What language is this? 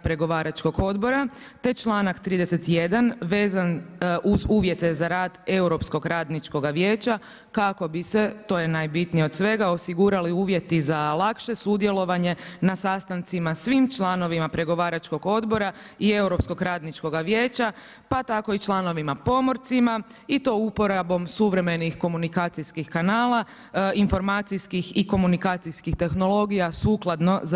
Croatian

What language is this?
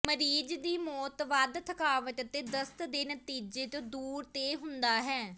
Punjabi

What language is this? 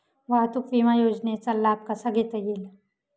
Marathi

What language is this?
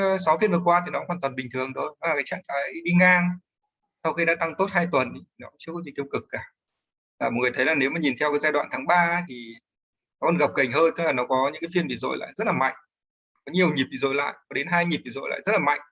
Vietnamese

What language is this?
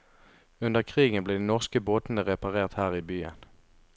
Norwegian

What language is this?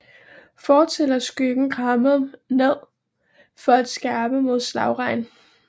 Danish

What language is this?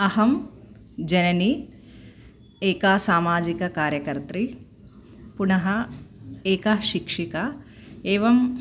Sanskrit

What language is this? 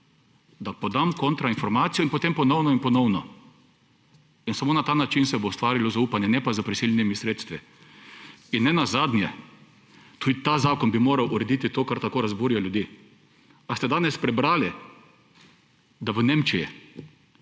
Slovenian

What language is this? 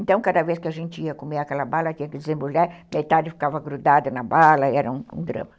Portuguese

